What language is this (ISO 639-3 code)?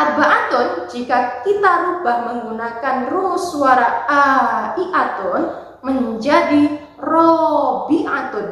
ind